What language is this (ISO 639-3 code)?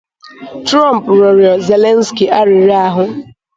ibo